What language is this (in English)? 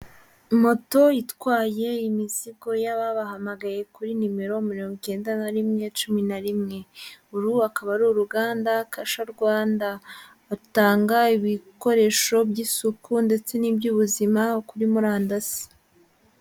Kinyarwanda